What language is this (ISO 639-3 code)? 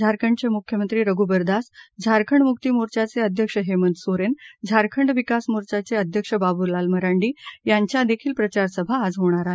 mar